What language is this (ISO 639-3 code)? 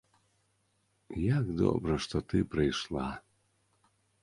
bel